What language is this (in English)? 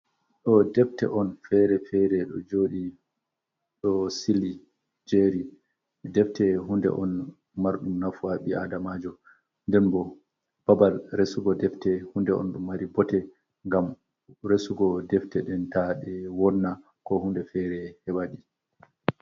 Fula